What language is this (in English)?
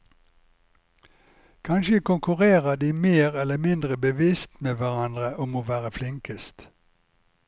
Norwegian